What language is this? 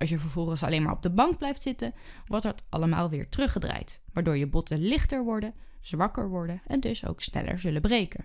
Dutch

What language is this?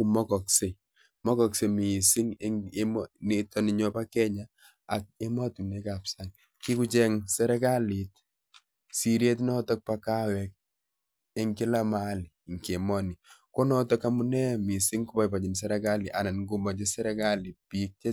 Kalenjin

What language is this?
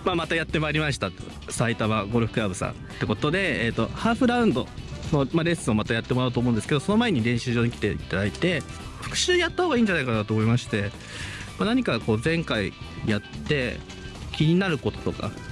Japanese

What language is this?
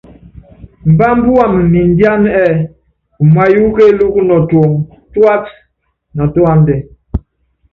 Yangben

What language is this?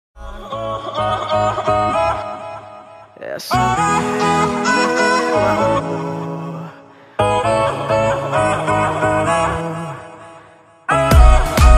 Portuguese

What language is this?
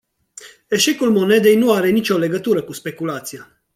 Romanian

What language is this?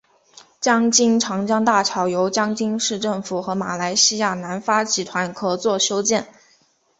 Chinese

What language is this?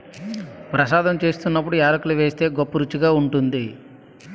Telugu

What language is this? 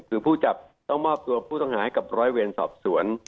Thai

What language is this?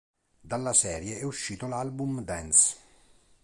Italian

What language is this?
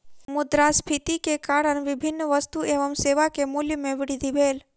Maithili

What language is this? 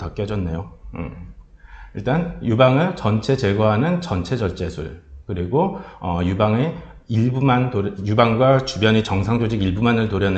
Korean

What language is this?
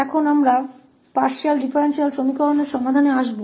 Hindi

